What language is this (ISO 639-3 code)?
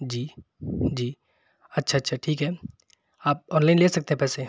urd